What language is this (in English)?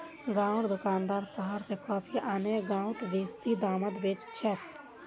Magahi